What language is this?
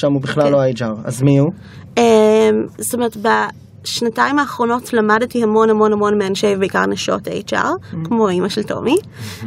Hebrew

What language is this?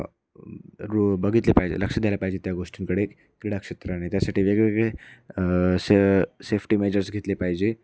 Marathi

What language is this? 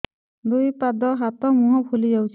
Odia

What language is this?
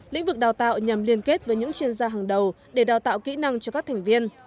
Vietnamese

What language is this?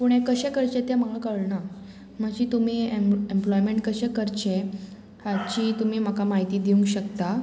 Konkani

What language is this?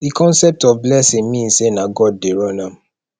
Nigerian Pidgin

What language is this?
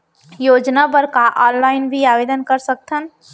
Chhattisgarhi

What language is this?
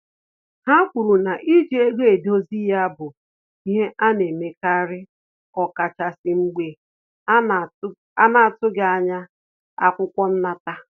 Igbo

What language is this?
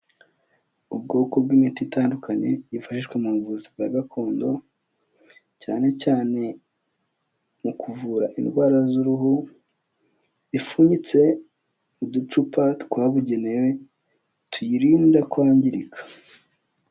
Kinyarwanda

